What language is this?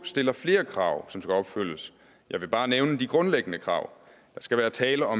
Danish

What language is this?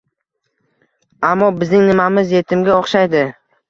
Uzbek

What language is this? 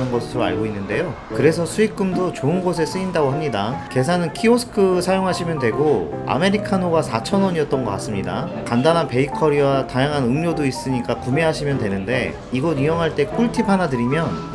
Korean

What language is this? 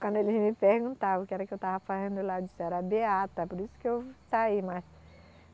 Portuguese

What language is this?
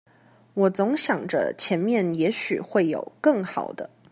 Chinese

